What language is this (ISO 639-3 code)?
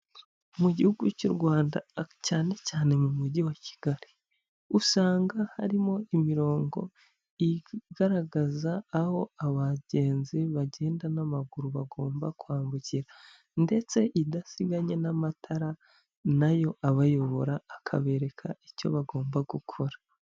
kin